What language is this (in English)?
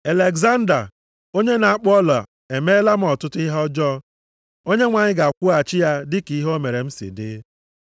Igbo